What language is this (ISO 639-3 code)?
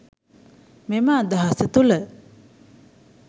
sin